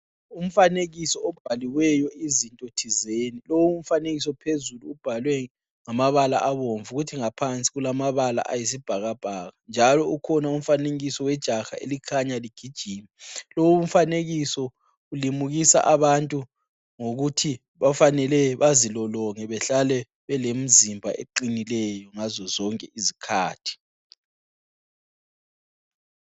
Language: North Ndebele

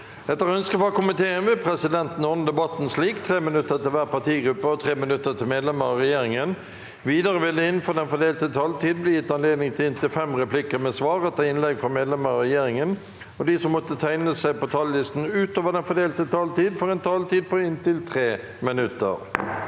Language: Norwegian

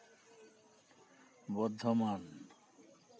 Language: Santali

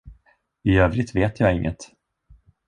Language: Swedish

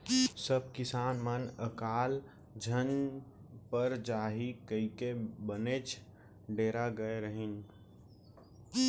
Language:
Chhattisgarhi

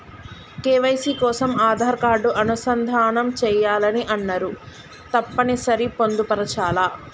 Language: Telugu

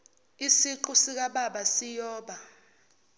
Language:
Zulu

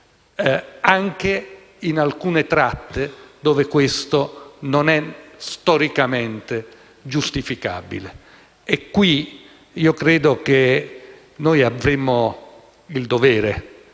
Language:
Italian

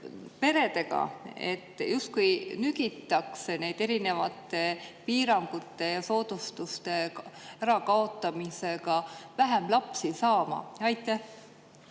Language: Estonian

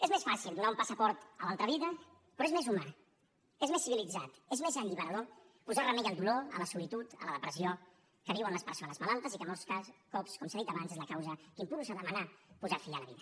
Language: Catalan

